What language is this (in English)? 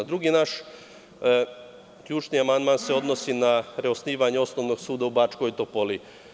Serbian